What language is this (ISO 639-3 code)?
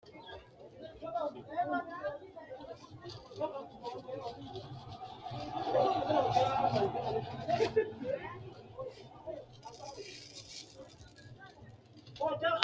sid